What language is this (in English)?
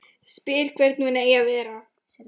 Icelandic